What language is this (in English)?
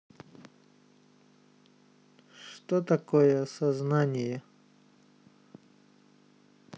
Russian